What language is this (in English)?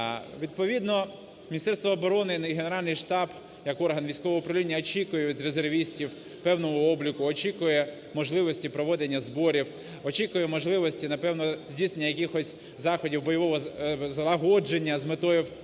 Ukrainian